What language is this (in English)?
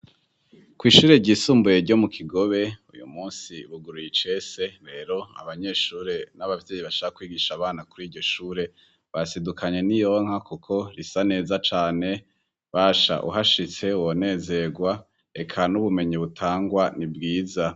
Rundi